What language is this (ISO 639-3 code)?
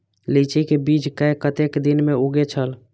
mai